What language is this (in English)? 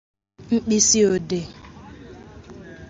Igbo